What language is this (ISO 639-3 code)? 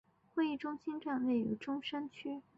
zho